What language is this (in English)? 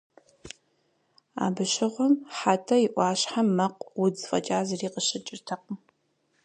Kabardian